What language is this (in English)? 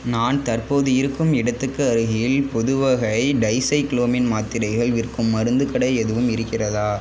Tamil